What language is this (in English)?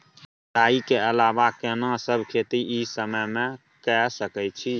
Maithili